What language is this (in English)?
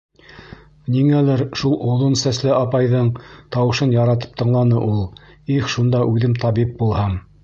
Bashkir